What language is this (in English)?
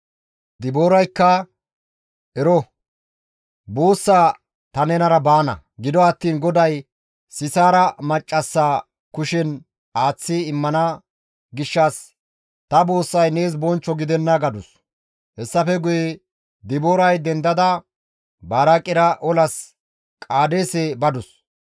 Gamo